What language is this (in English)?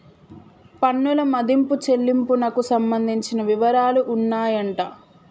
Telugu